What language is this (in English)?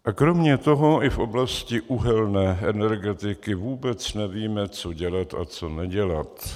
Czech